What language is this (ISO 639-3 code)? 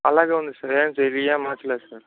tel